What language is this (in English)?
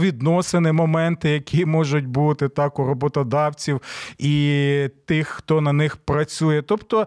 Ukrainian